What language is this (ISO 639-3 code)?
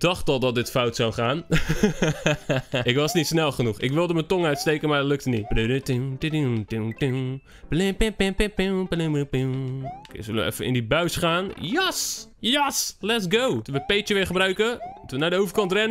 nld